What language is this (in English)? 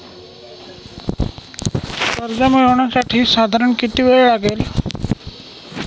Marathi